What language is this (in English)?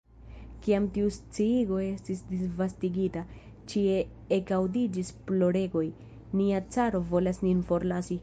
Esperanto